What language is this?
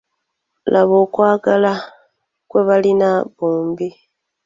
Ganda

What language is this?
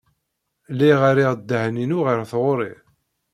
Kabyle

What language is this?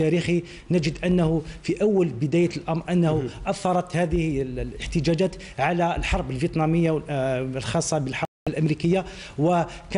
Arabic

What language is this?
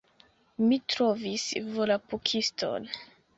Esperanto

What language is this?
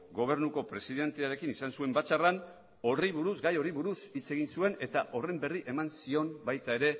Basque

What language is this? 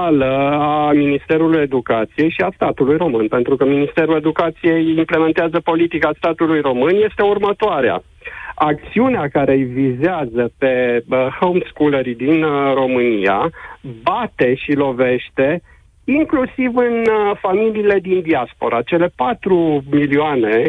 Romanian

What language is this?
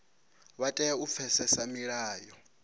Venda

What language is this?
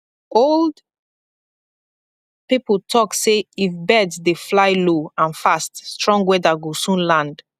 Nigerian Pidgin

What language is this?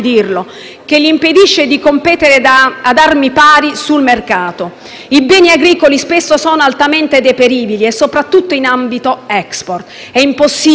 Italian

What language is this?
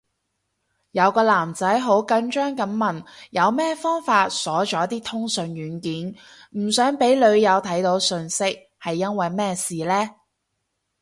Cantonese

